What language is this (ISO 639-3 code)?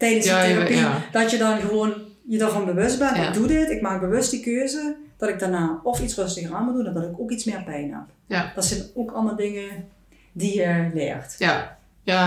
nld